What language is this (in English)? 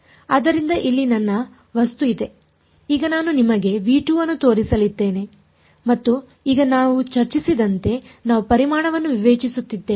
Kannada